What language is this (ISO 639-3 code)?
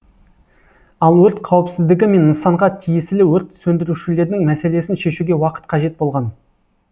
kaz